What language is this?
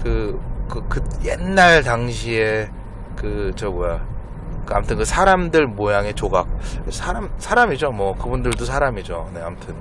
Korean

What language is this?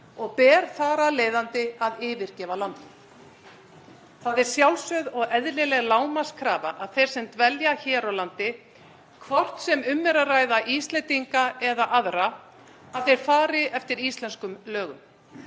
Icelandic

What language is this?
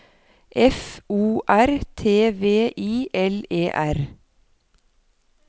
Norwegian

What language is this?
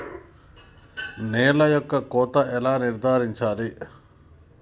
Telugu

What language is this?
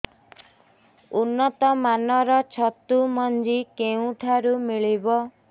Odia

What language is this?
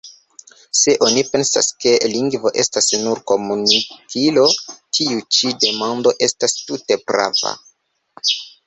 Esperanto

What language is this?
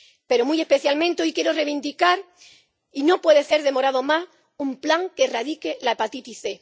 Spanish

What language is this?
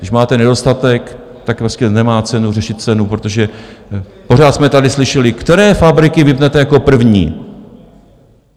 Czech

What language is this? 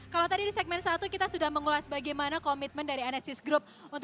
Indonesian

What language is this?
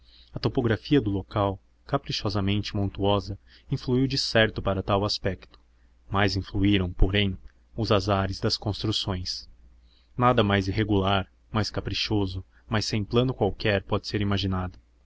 Portuguese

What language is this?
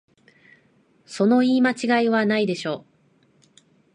Japanese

